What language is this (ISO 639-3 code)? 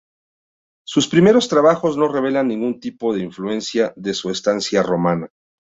spa